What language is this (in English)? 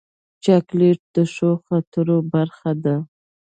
Pashto